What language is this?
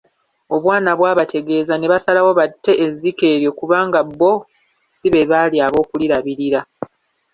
Ganda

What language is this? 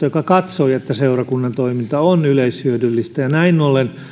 Finnish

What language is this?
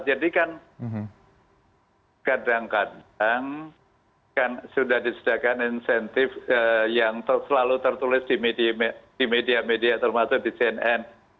Indonesian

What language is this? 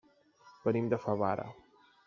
Catalan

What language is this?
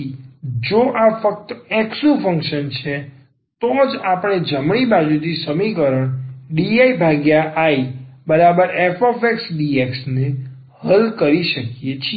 Gujarati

